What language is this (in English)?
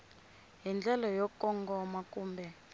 Tsonga